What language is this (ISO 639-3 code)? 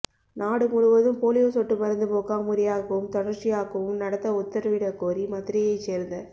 tam